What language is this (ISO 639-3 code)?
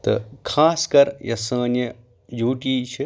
kas